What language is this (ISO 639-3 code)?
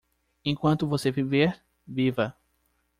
por